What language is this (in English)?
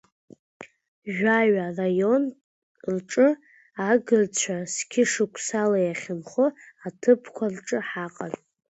Abkhazian